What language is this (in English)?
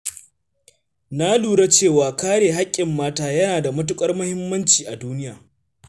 Hausa